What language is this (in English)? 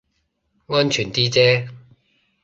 Cantonese